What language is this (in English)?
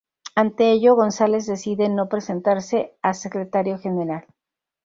Spanish